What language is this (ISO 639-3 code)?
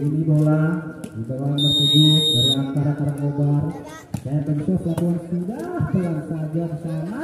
ind